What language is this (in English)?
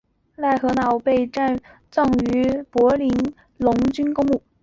Chinese